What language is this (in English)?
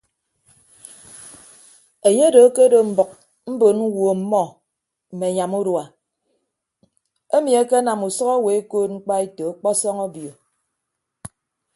Ibibio